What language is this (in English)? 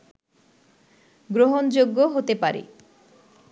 Bangla